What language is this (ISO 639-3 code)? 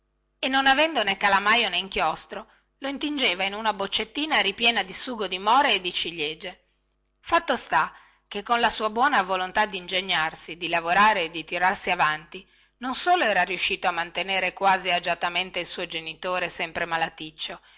ita